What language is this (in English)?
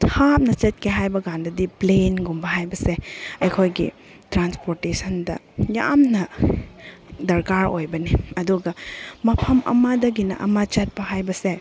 Manipuri